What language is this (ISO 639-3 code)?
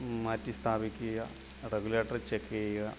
mal